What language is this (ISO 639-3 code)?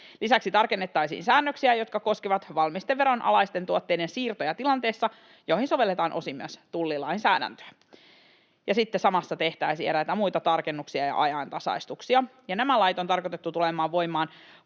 fin